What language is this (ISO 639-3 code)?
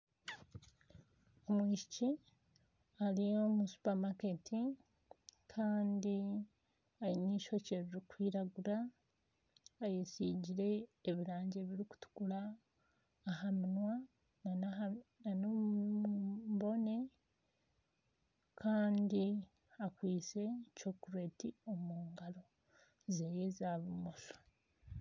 nyn